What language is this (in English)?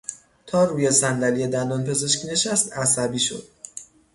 Persian